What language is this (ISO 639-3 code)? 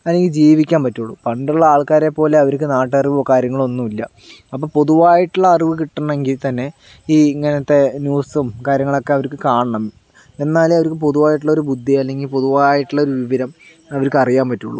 mal